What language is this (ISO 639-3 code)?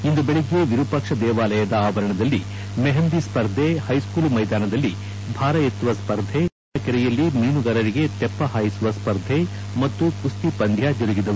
kan